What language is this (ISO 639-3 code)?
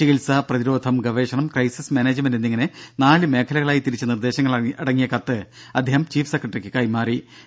mal